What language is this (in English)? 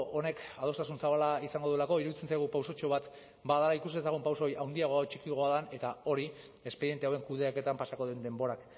Basque